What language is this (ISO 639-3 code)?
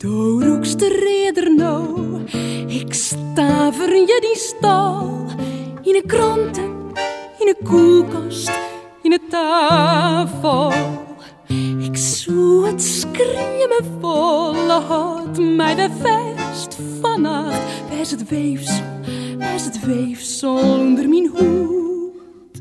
nld